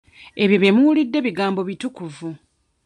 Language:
Ganda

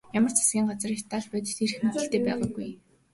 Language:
Mongolian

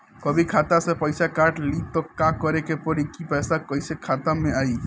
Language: Bhojpuri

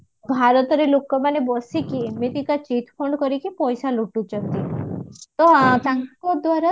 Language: Odia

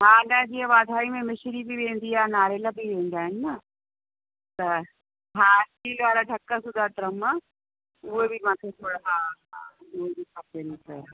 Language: Sindhi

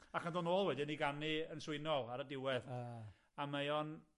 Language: Welsh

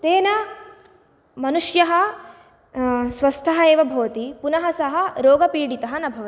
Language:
Sanskrit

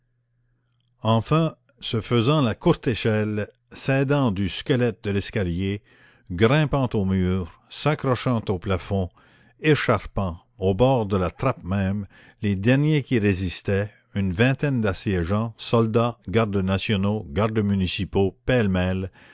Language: French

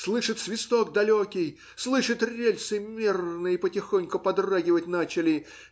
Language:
Russian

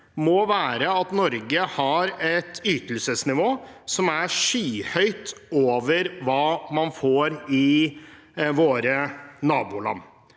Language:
Norwegian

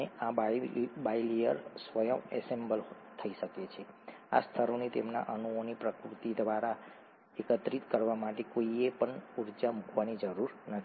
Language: Gujarati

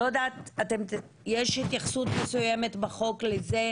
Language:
Hebrew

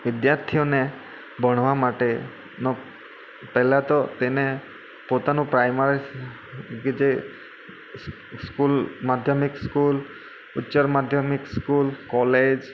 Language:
Gujarati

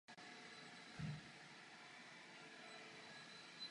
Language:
Czech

